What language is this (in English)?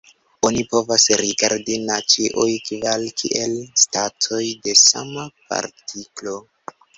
Esperanto